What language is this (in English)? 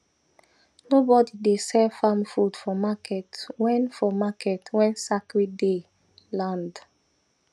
Nigerian Pidgin